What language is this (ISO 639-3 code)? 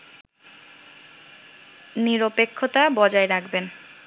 ben